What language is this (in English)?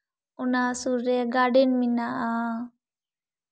Santali